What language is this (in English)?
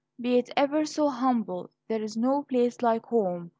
English